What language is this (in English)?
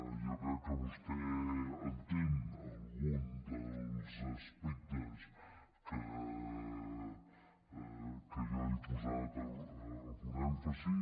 Catalan